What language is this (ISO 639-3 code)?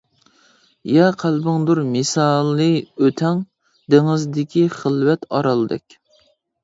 uig